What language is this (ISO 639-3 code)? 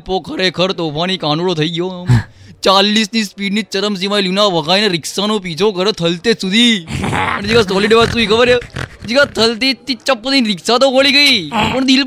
guj